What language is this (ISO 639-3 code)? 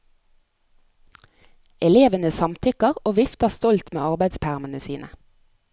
nor